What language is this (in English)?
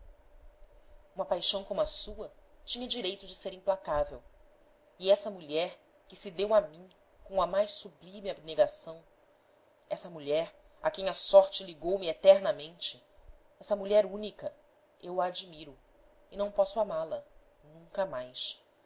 Portuguese